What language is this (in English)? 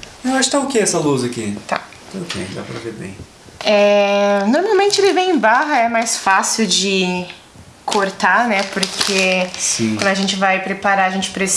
Portuguese